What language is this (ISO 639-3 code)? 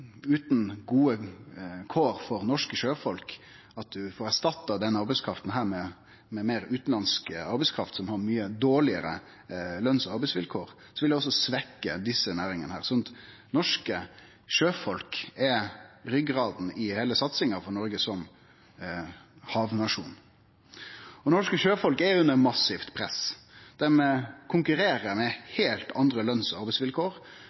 nno